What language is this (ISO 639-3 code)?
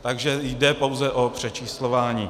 ces